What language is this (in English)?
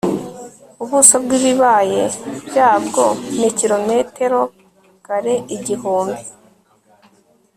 Kinyarwanda